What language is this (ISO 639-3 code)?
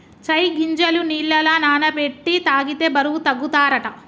tel